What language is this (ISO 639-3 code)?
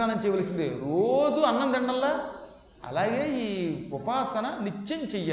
tel